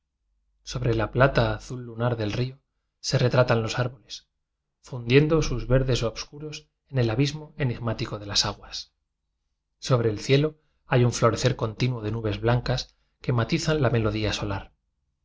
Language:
Spanish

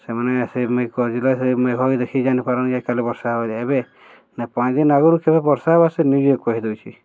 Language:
Odia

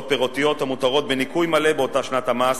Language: Hebrew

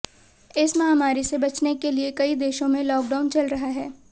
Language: Hindi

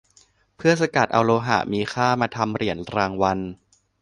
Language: Thai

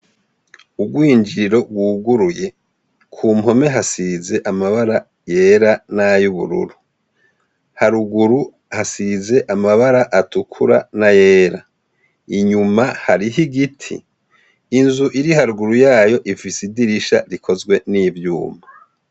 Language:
Rundi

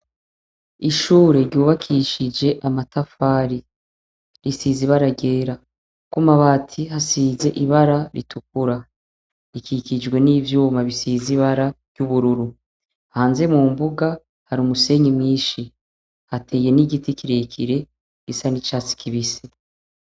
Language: Rundi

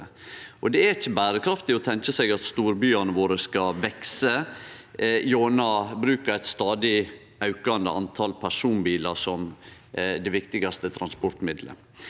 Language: Norwegian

